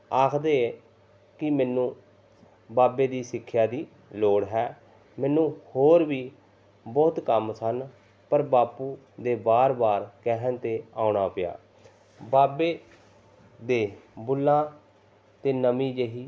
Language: Punjabi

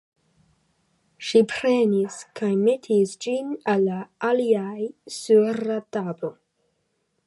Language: Esperanto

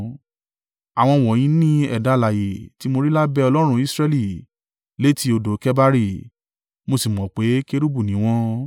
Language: Yoruba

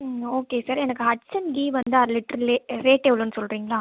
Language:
Tamil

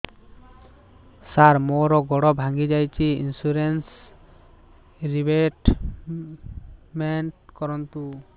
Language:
Odia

